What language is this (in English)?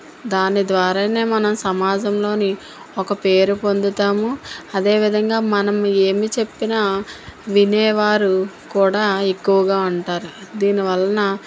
Telugu